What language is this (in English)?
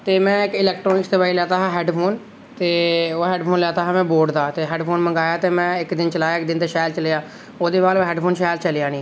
Dogri